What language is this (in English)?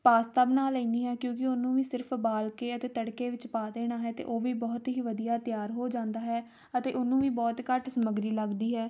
Punjabi